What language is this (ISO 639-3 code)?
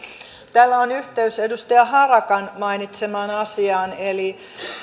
fin